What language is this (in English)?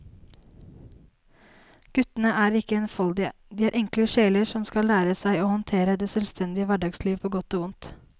Norwegian